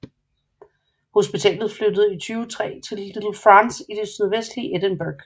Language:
Danish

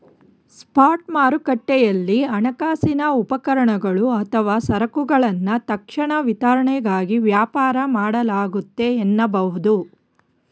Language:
Kannada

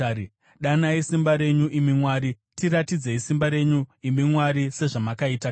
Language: Shona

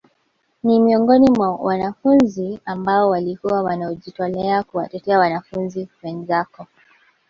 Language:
Swahili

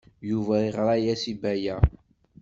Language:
Kabyle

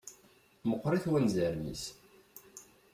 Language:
Kabyle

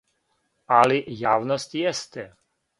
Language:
Serbian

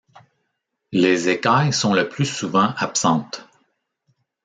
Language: French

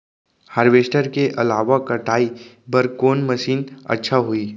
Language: Chhattisgarhi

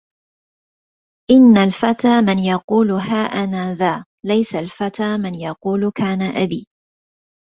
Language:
Arabic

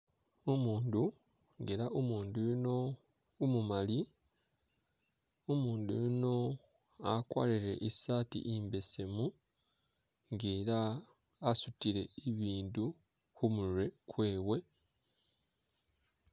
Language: Masaaba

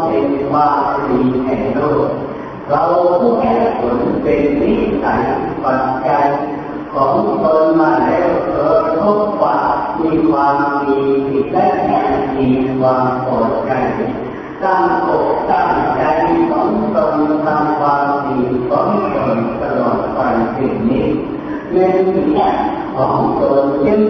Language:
Thai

